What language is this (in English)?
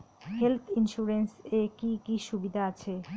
Bangla